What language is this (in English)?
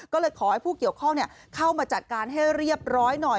Thai